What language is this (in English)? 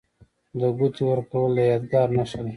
Pashto